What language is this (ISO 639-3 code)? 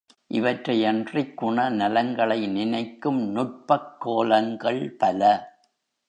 tam